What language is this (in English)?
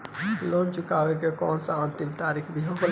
Bhojpuri